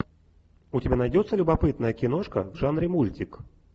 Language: Russian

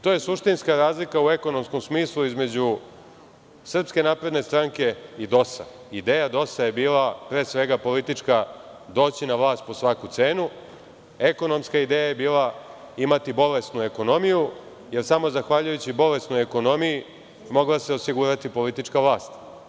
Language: Serbian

